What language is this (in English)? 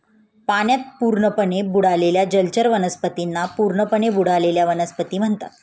Marathi